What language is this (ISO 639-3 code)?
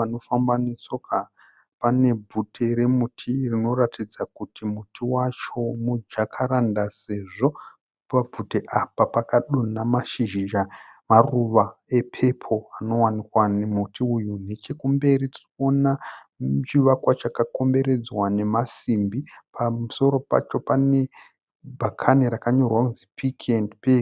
sna